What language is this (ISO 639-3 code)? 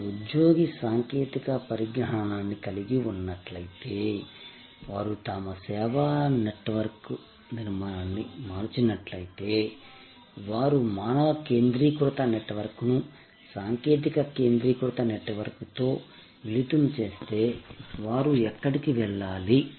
tel